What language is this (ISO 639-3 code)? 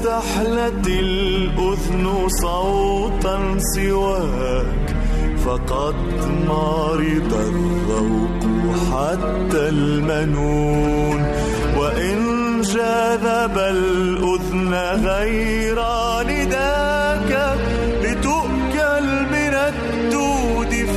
ara